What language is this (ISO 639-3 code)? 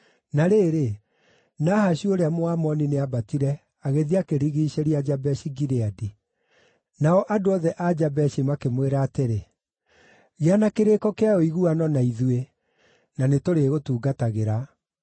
kik